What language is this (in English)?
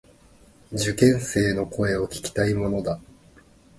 Japanese